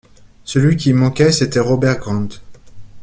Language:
French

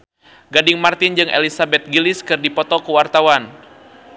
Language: Sundanese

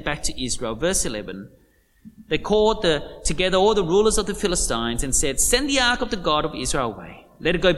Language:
English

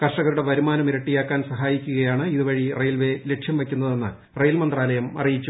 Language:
Malayalam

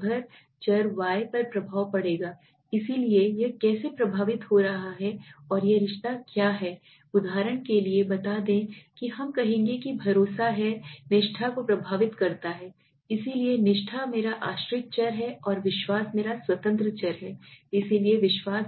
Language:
Hindi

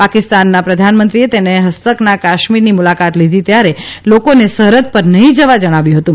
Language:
Gujarati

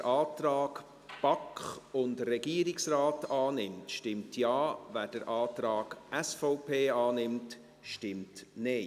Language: Swiss German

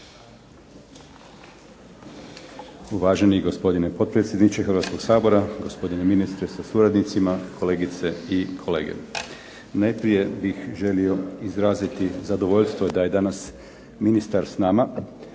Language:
Croatian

